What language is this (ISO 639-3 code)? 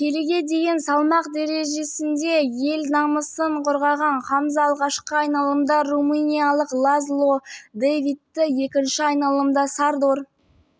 kaz